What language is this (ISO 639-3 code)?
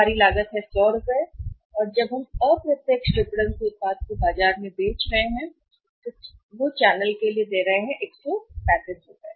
hin